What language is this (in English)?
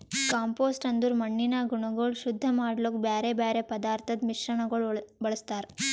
Kannada